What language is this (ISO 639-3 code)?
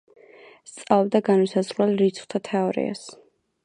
kat